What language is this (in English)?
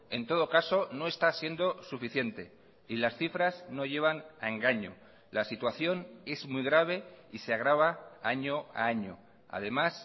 Spanish